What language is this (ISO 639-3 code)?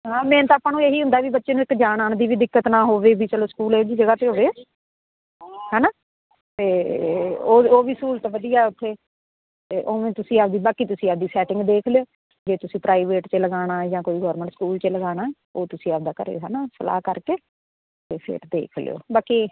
pan